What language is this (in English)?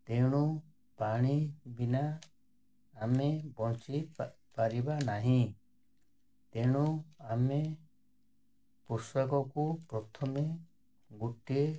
Odia